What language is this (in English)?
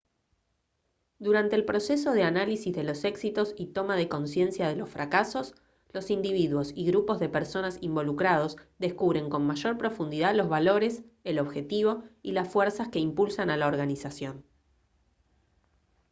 Spanish